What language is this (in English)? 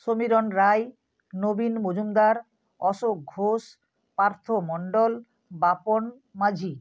Bangla